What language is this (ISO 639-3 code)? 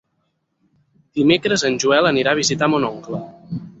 cat